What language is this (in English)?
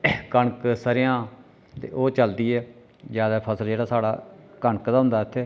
Dogri